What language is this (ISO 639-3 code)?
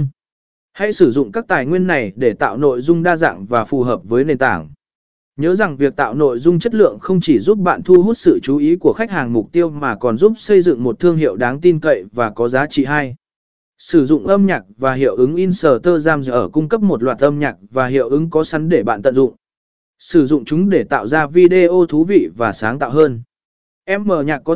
vie